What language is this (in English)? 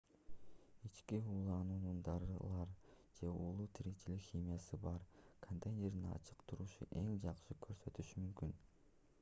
Kyrgyz